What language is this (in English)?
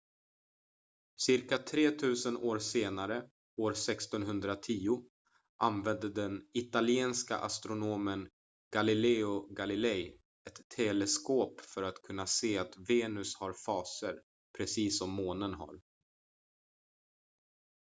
Swedish